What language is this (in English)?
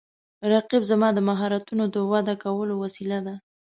Pashto